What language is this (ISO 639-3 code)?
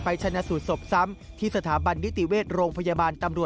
tha